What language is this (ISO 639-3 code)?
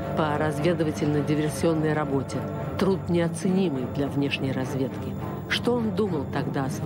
rus